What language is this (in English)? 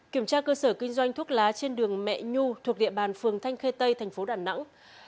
Vietnamese